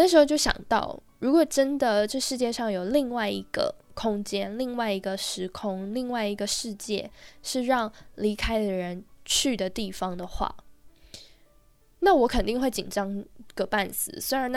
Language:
Chinese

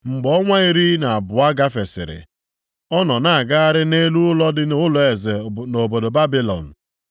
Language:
Igbo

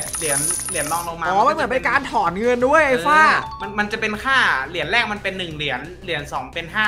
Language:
Thai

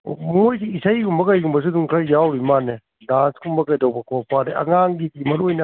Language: Manipuri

